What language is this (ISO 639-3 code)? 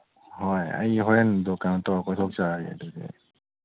mni